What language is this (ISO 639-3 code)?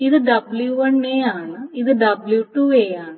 mal